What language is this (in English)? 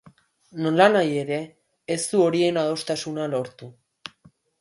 Basque